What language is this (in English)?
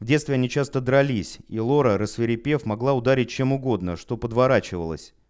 Russian